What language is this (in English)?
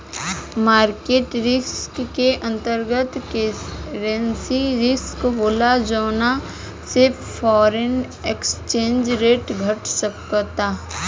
Bhojpuri